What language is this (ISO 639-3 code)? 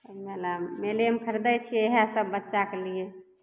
mai